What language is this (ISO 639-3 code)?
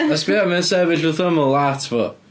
cym